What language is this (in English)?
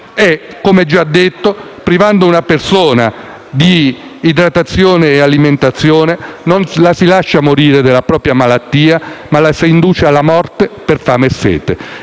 Italian